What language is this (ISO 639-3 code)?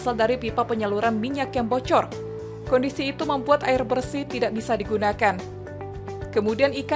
ind